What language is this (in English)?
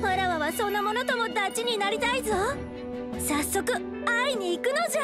Japanese